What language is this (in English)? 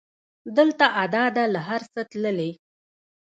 Pashto